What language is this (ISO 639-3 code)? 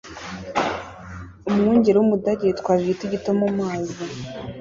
kin